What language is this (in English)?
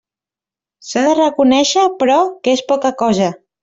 Catalan